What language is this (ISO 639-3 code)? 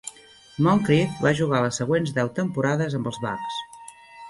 cat